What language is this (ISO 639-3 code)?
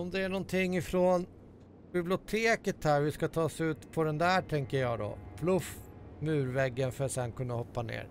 swe